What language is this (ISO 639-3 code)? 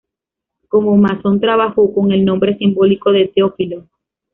spa